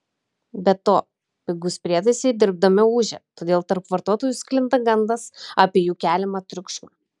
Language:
Lithuanian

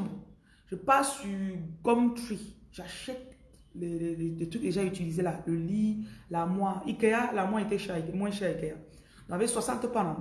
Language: French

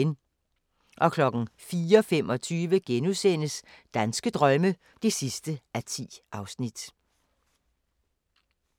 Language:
Danish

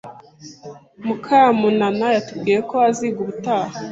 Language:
Kinyarwanda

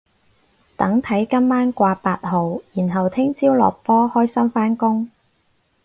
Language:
Cantonese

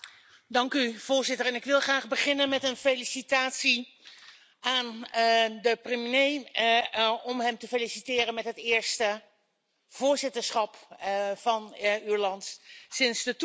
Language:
Dutch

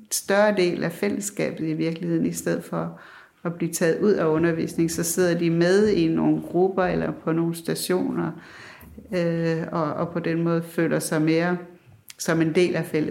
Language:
Danish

